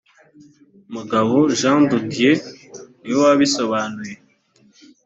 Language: Kinyarwanda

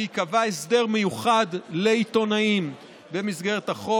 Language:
Hebrew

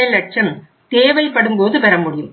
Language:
Tamil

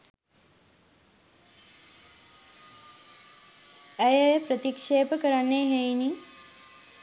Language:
Sinhala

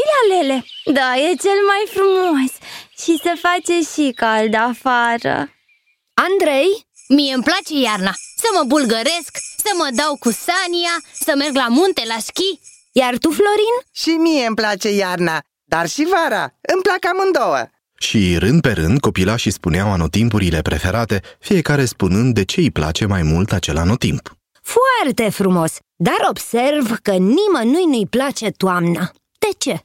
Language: Romanian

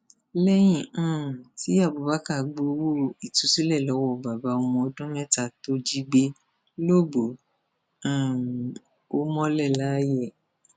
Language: Yoruba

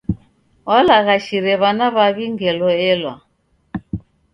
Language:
Taita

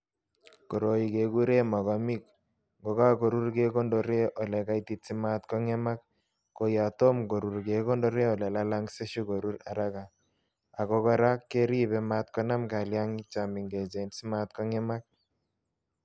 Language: Kalenjin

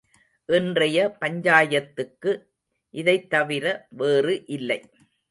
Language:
Tamil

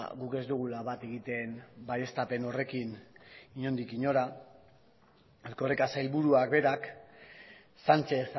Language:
Basque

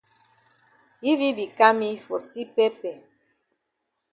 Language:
Cameroon Pidgin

